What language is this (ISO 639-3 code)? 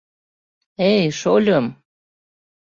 chm